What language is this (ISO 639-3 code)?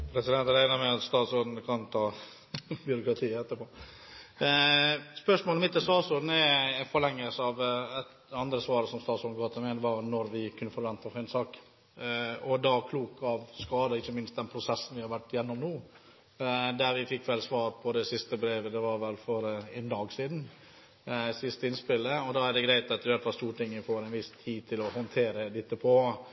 nob